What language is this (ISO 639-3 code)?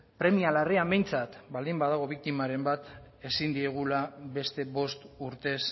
eus